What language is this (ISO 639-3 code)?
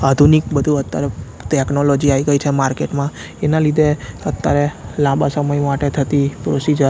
guj